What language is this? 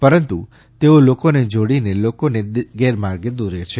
Gujarati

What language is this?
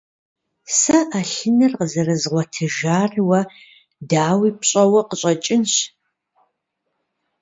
Kabardian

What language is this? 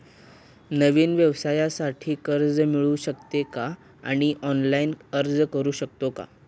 Marathi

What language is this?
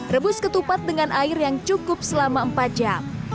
Indonesian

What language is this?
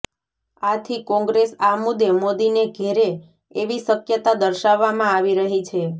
Gujarati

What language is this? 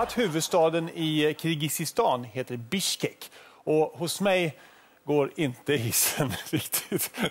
Swedish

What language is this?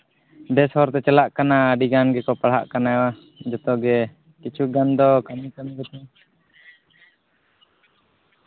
Santali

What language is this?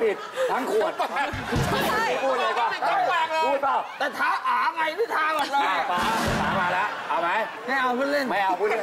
Thai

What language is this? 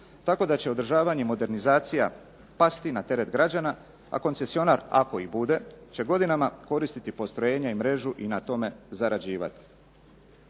Croatian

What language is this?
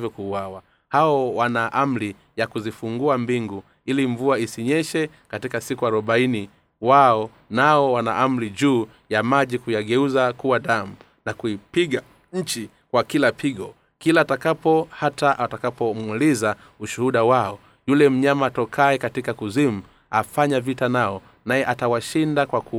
Swahili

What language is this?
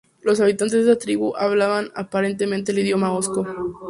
Spanish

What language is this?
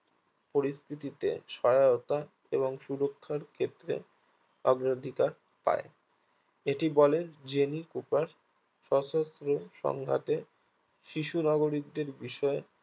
Bangla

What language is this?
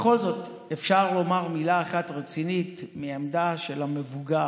Hebrew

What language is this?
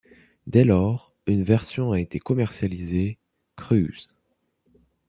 French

